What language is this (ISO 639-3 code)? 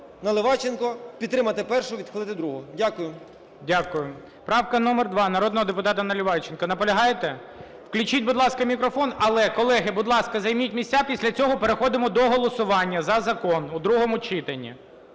ukr